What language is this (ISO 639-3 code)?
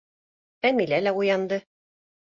bak